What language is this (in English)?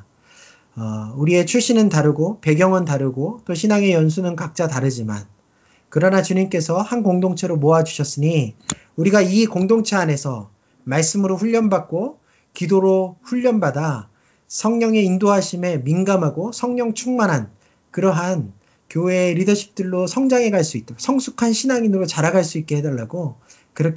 Korean